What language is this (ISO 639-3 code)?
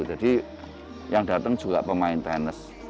ind